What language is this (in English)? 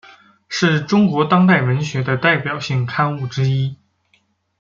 Chinese